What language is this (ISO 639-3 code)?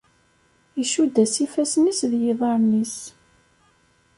kab